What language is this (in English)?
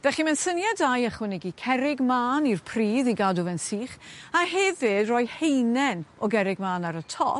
Welsh